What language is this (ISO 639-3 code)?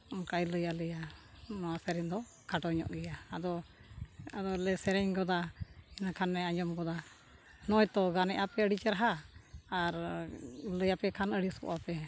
sat